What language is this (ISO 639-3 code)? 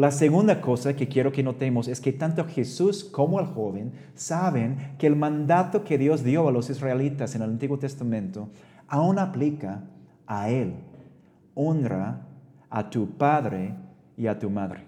spa